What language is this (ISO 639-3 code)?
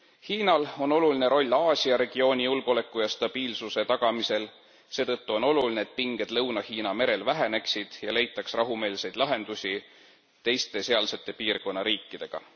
est